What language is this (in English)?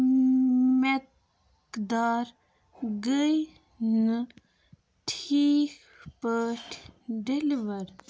Kashmiri